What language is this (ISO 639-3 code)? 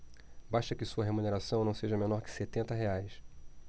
por